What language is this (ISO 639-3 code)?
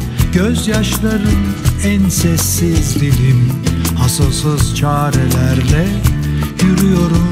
tur